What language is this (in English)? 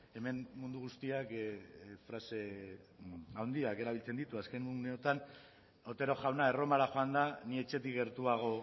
Basque